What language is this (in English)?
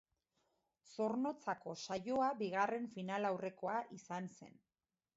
Basque